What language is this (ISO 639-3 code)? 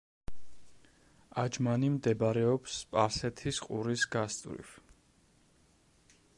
kat